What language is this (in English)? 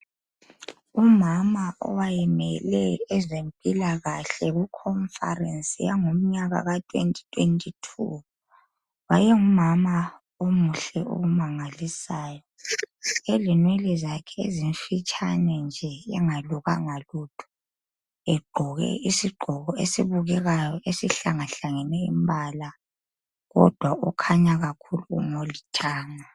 North Ndebele